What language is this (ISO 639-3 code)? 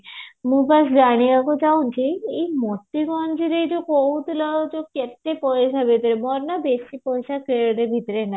ori